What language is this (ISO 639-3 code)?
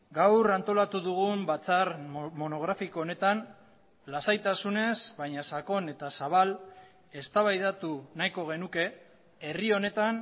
eus